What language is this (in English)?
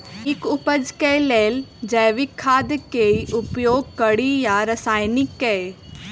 Maithili